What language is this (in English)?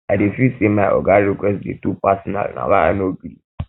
Nigerian Pidgin